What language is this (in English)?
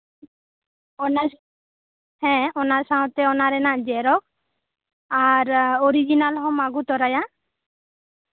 Santali